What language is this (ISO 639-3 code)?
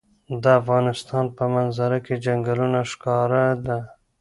pus